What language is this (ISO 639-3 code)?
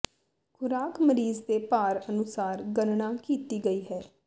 pan